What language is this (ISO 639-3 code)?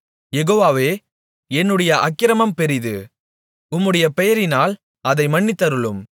tam